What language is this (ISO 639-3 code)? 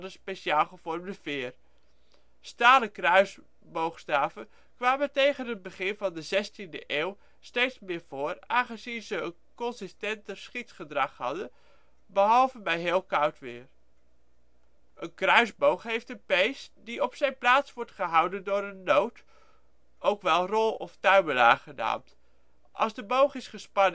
nld